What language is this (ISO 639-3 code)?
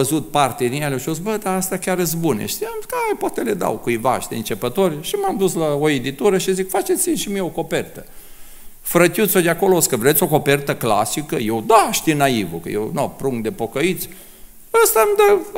ron